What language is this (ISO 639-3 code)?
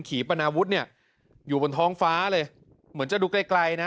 tha